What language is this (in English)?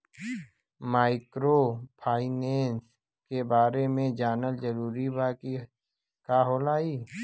Bhojpuri